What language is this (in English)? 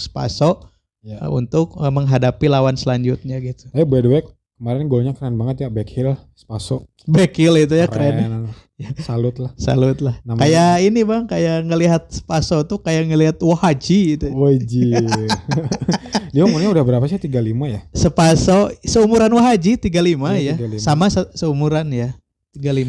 Indonesian